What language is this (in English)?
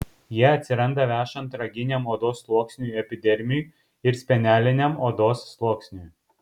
Lithuanian